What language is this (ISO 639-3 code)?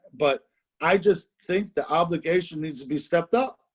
eng